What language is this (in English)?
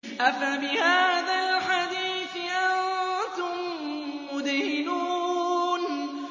Arabic